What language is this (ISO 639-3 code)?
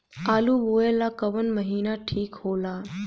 bho